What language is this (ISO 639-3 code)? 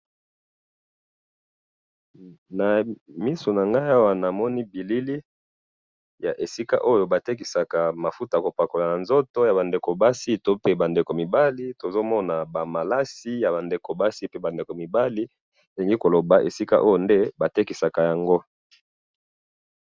lin